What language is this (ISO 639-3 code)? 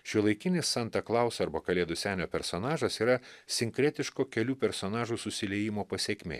lit